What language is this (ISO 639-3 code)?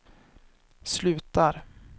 swe